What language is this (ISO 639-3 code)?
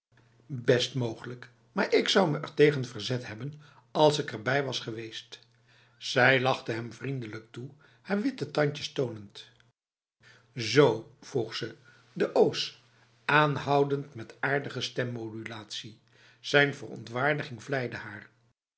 nld